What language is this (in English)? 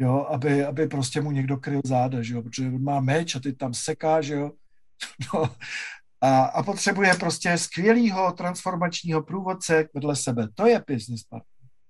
Czech